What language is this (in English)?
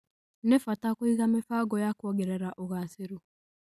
Kikuyu